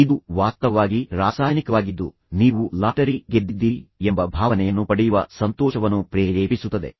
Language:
Kannada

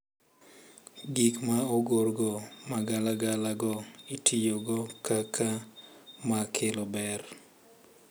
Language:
Luo (Kenya and Tanzania)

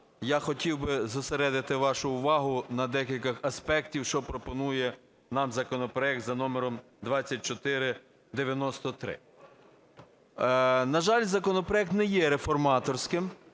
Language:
Ukrainian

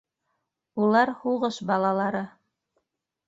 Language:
Bashkir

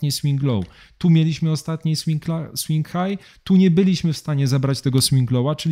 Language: Polish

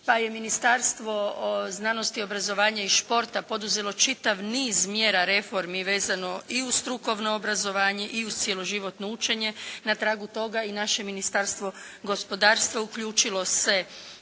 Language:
Croatian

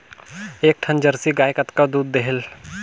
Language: Chhattisgarhi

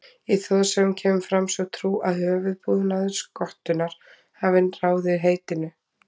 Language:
Icelandic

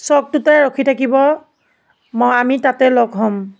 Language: Assamese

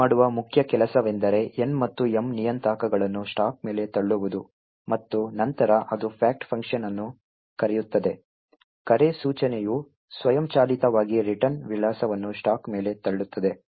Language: Kannada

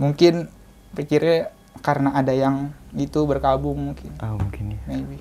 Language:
Indonesian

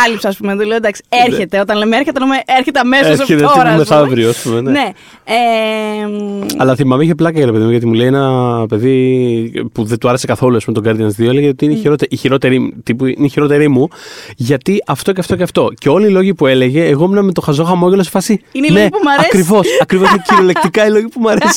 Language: Greek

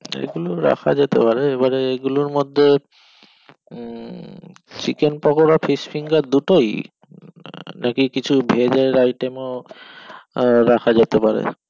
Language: Bangla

